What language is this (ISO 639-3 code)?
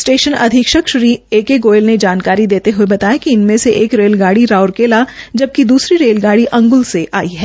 hin